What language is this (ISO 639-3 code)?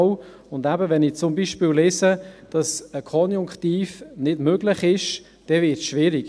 gsw